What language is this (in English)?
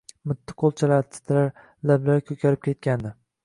Uzbek